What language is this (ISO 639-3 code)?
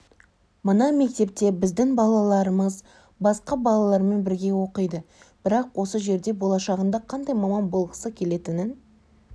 kaz